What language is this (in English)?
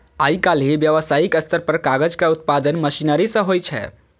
Maithili